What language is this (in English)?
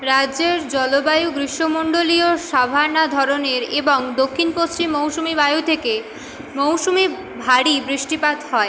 Bangla